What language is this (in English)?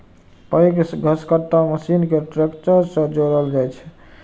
Maithili